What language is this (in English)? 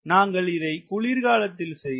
Tamil